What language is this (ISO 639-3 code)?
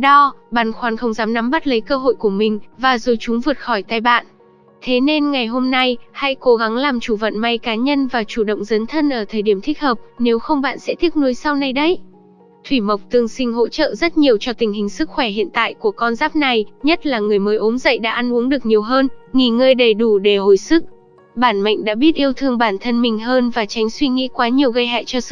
vie